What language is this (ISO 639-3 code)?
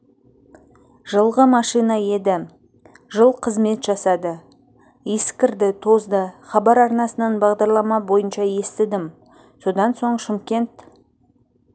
kaz